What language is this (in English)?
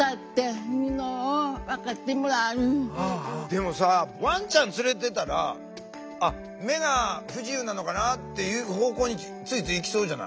Japanese